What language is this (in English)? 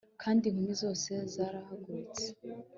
Kinyarwanda